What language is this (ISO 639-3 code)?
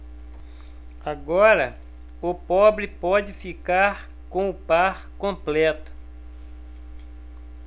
por